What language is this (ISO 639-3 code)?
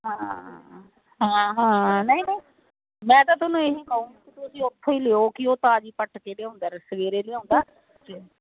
pan